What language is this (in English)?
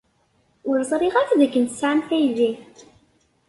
Kabyle